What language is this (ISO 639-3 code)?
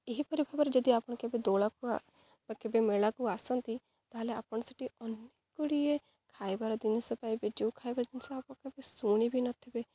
ori